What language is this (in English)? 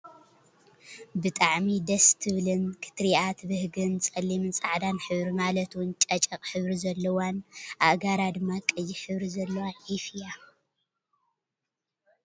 Tigrinya